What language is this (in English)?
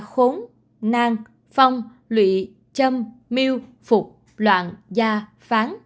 Vietnamese